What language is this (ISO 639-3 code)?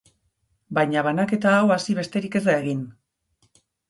eus